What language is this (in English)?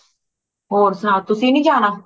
Punjabi